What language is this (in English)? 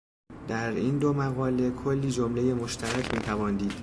Persian